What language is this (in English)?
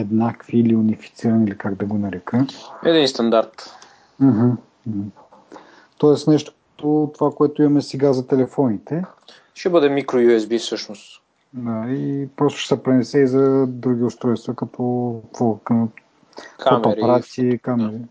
Bulgarian